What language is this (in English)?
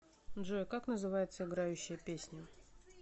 Russian